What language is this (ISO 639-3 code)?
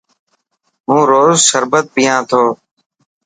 mki